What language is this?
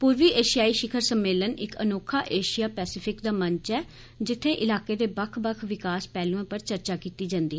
Dogri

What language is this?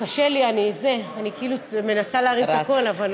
Hebrew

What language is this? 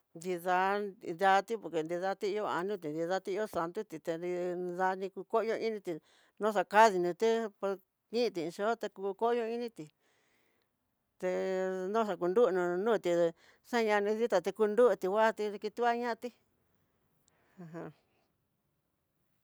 Tidaá Mixtec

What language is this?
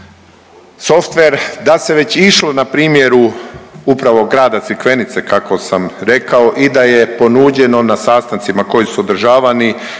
Croatian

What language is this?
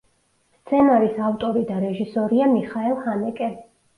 Georgian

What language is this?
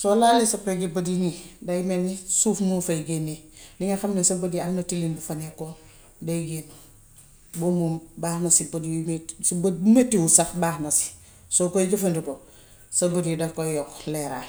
Gambian Wolof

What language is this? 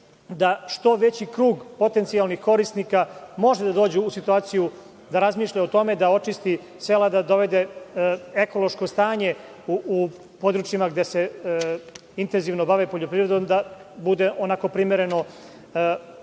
Serbian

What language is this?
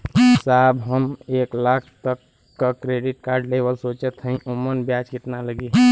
Bhojpuri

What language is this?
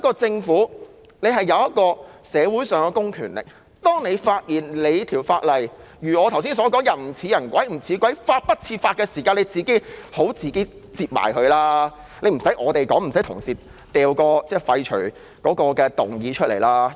Cantonese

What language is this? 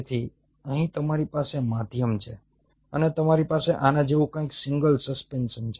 Gujarati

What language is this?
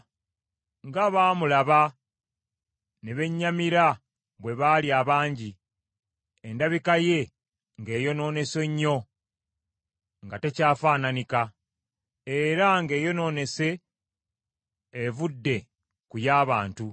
Ganda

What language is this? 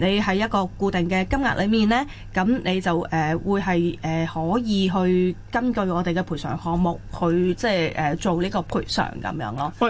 Chinese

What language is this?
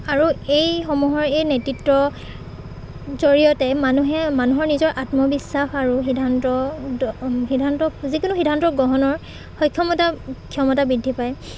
Assamese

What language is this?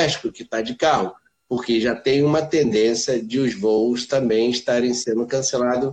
Portuguese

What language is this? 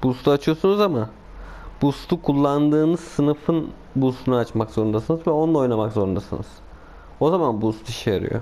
Turkish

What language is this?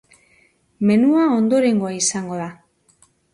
Basque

